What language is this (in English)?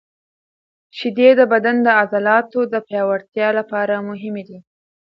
Pashto